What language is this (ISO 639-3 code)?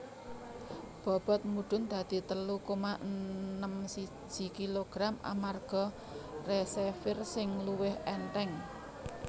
jav